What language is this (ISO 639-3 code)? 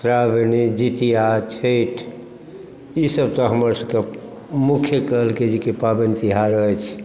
mai